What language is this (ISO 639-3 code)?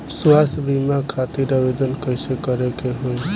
bho